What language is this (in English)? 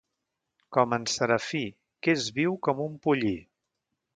Catalan